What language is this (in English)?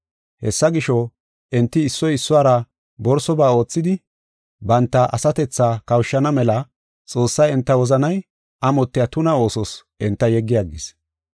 Gofa